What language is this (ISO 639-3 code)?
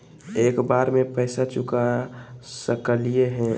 mag